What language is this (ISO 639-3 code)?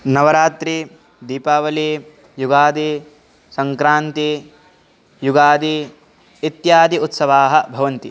san